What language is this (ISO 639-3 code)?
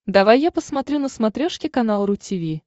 rus